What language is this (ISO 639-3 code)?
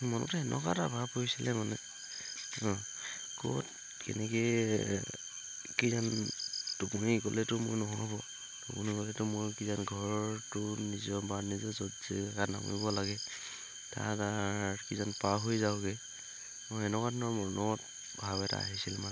asm